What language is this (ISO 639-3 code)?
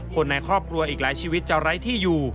tha